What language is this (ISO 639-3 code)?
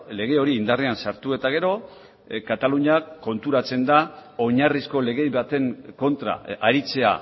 eus